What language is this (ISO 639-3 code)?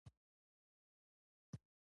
pus